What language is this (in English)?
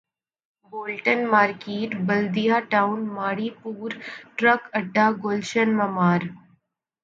Urdu